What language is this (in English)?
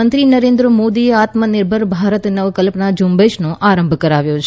Gujarati